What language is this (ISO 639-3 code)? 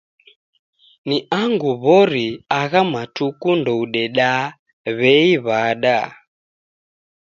dav